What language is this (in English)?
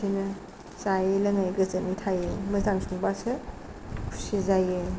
Bodo